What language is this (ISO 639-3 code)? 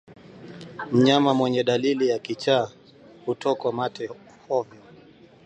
swa